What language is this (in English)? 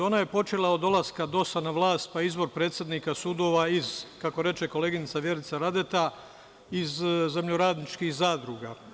Serbian